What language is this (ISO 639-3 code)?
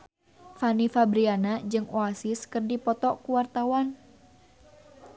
sun